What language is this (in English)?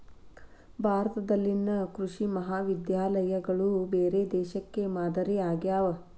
Kannada